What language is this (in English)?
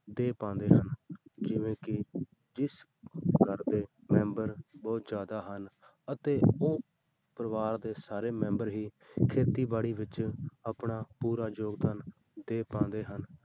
Punjabi